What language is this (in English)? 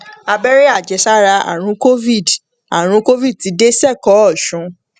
Yoruba